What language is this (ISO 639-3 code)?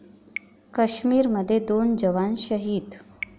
mar